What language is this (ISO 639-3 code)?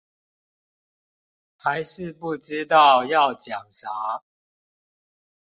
zho